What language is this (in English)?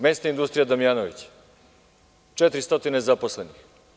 Serbian